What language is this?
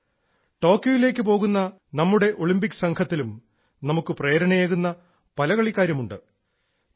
Malayalam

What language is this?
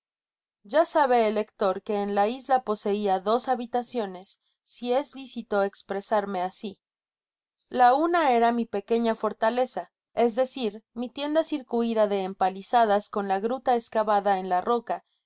Spanish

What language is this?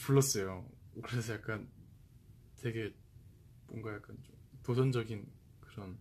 Korean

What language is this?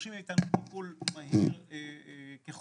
Hebrew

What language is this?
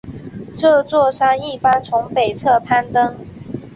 Chinese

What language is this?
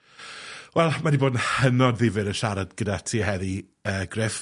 Welsh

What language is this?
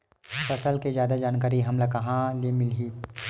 Chhattisgarhi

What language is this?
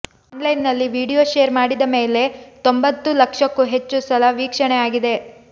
Kannada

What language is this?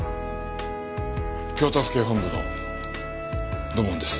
Japanese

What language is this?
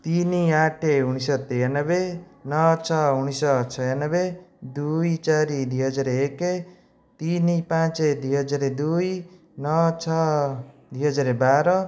Odia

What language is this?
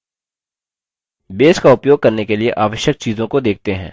Hindi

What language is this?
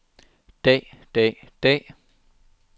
Danish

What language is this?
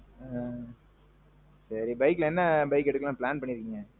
Tamil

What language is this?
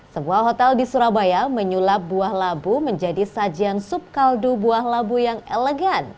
Indonesian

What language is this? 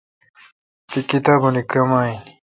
Kalkoti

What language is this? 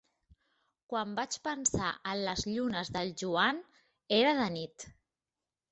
Catalan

